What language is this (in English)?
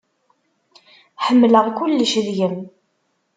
Kabyle